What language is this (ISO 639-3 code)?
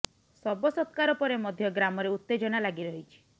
ori